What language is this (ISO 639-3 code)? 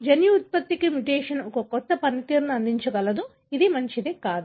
tel